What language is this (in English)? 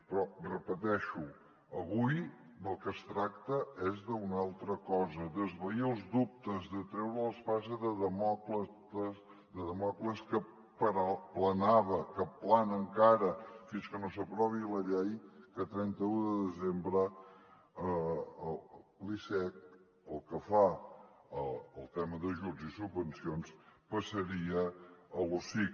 Catalan